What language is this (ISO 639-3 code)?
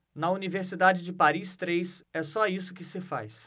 por